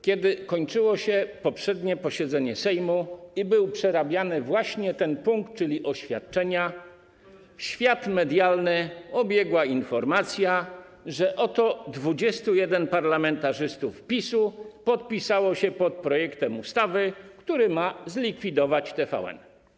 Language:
Polish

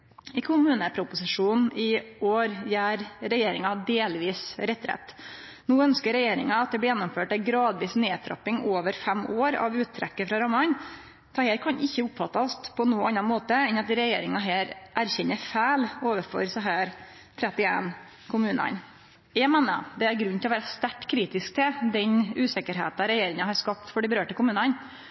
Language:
Norwegian Nynorsk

